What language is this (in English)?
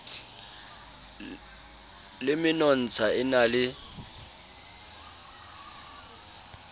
Southern Sotho